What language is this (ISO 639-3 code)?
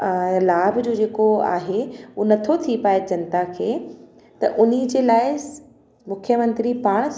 snd